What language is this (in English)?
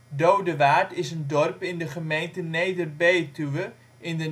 Dutch